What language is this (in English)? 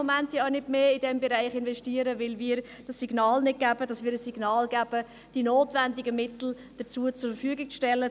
Swiss German